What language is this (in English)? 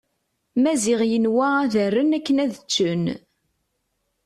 Kabyle